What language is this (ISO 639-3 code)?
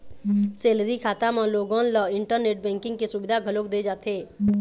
hne